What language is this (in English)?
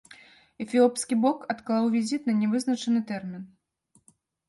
Belarusian